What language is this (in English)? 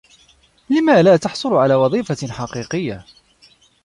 Arabic